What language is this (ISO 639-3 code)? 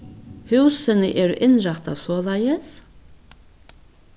fao